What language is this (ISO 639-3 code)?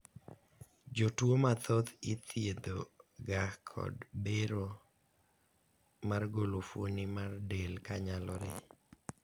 luo